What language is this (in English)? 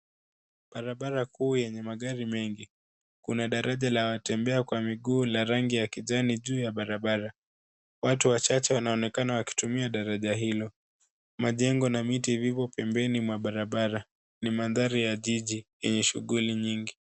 Swahili